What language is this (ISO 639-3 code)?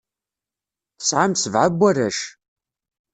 kab